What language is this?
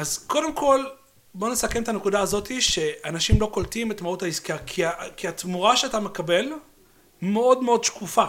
Hebrew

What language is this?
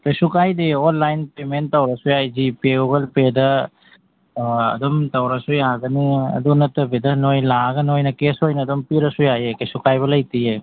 Manipuri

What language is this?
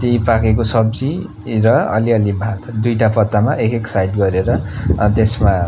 Nepali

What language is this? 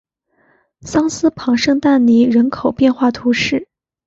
Chinese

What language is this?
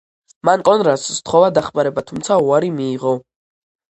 Georgian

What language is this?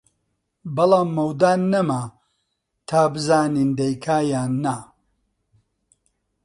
Central Kurdish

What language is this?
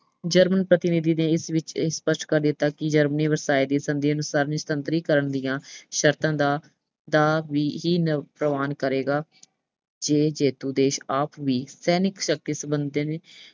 Punjabi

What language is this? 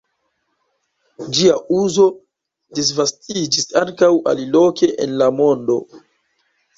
Esperanto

